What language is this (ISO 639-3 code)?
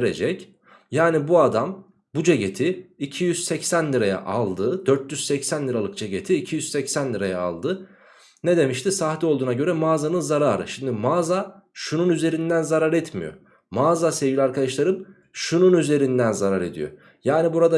tur